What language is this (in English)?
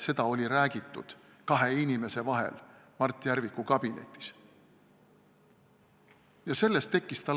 Estonian